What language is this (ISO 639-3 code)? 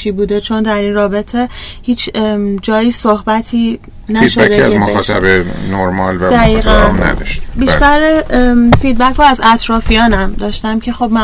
fas